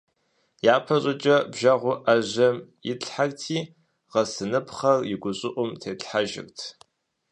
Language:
Kabardian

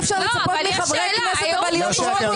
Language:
Hebrew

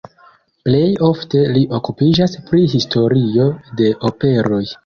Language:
Esperanto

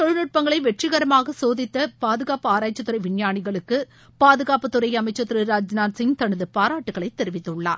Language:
Tamil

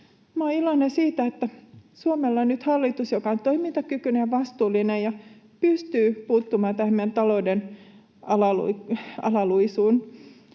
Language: Finnish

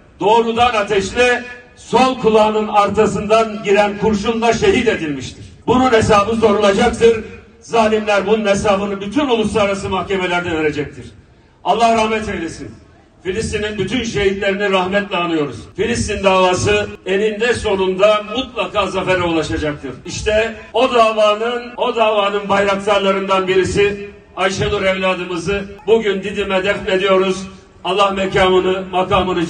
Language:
Turkish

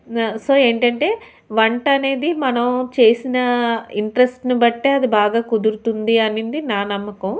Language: Telugu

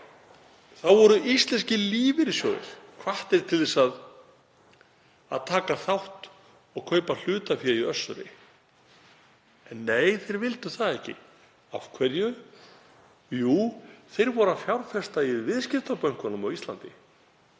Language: Icelandic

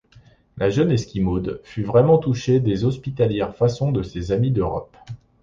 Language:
French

